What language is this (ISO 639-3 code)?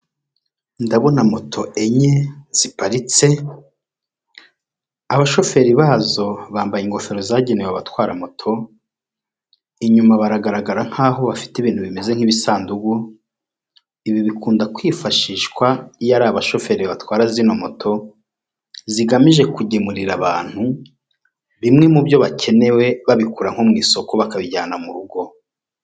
kin